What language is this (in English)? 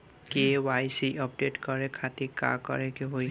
Bhojpuri